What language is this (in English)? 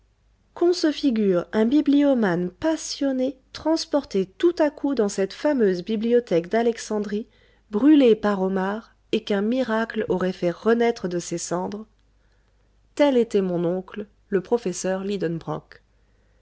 French